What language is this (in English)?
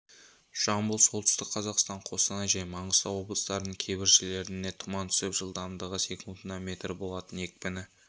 Kazakh